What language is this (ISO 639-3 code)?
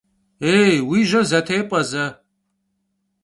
kbd